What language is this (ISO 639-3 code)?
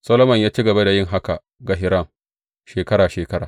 hau